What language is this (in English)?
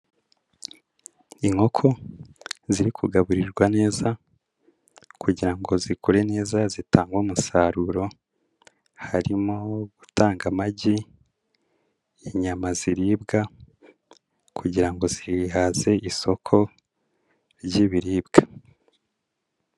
Kinyarwanda